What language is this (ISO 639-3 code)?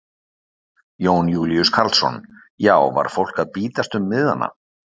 isl